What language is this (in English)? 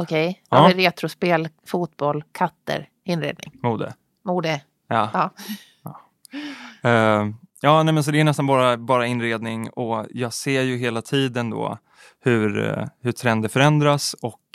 Swedish